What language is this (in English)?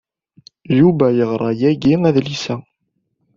Kabyle